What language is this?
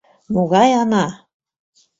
Mari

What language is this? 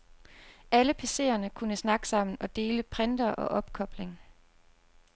Danish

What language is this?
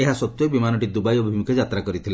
Odia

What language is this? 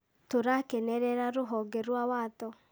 Kikuyu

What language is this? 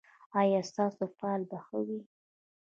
Pashto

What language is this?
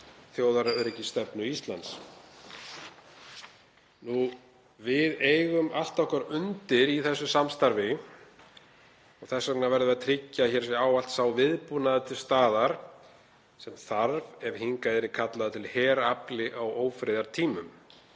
Icelandic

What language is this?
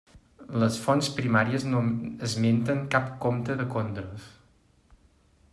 Catalan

